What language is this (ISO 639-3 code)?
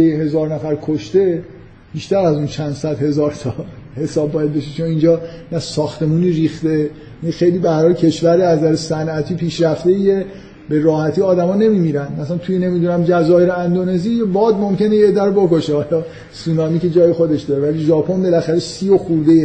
fas